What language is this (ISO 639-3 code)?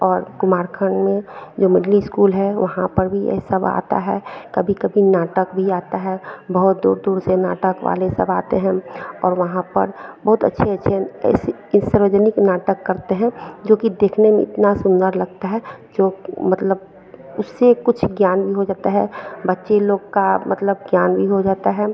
hin